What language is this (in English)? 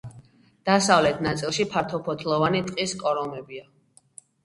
Georgian